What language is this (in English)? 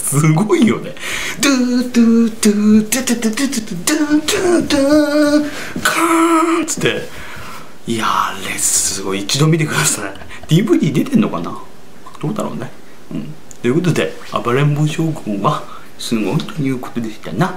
Japanese